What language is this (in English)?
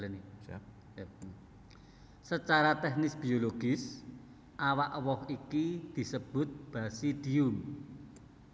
Javanese